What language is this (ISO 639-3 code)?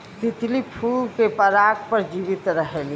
bho